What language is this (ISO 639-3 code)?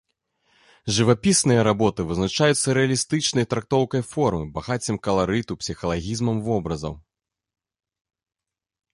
bel